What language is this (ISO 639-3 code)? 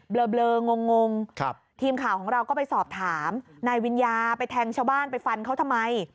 tha